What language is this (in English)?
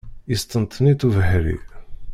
Kabyle